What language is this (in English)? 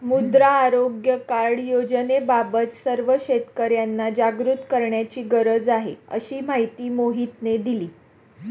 Marathi